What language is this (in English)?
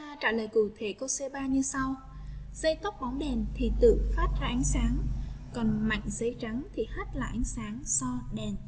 Vietnamese